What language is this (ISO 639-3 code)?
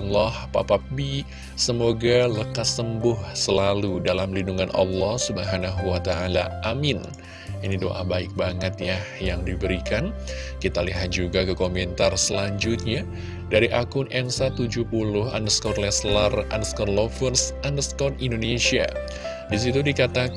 ind